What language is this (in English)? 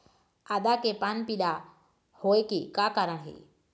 Chhattisgarhi